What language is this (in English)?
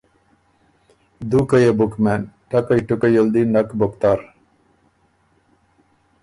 Ormuri